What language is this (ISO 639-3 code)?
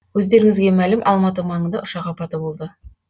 kaz